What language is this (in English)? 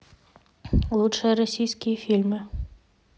Russian